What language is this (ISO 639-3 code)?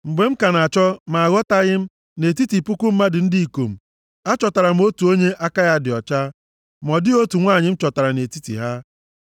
ibo